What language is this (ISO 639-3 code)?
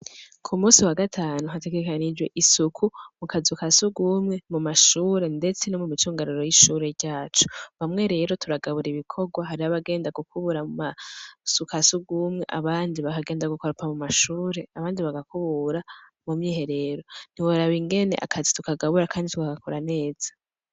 run